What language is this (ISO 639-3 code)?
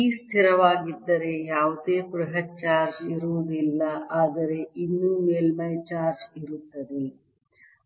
kan